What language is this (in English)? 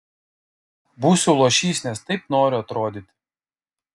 Lithuanian